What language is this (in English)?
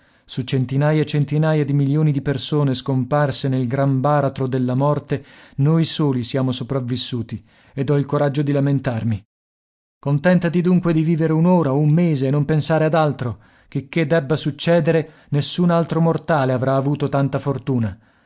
Italian